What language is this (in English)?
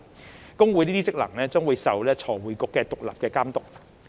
Cantonese